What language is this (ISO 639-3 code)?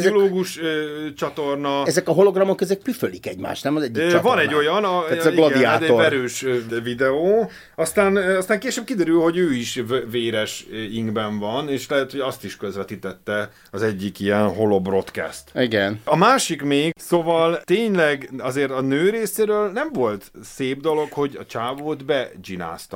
hun